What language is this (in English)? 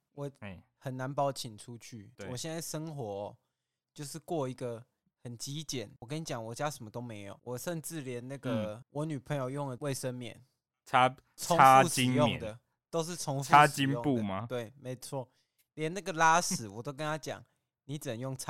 Chinese